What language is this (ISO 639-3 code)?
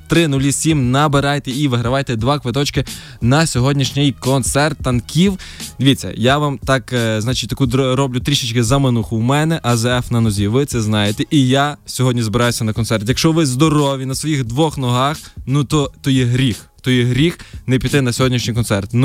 ukr